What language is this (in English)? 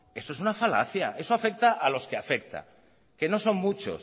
Spanish